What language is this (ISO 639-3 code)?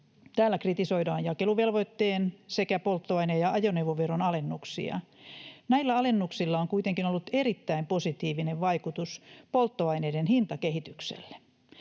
fin